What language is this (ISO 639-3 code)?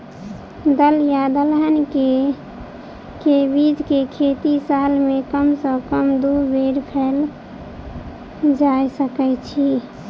mai